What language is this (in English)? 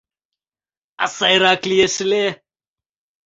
Mari